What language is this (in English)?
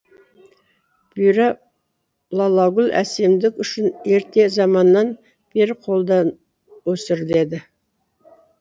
Kazakh